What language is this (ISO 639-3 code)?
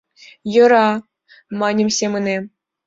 chm